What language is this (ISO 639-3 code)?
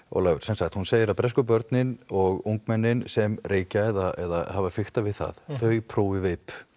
isl